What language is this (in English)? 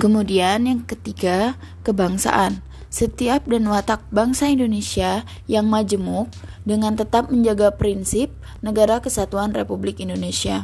Indonesian